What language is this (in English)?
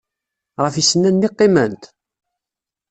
Kabyle